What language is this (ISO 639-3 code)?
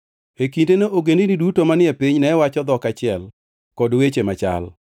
luo